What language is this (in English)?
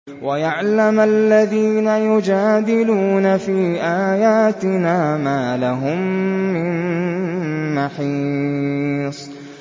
Arabic